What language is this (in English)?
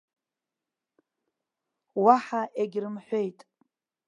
Abkhazian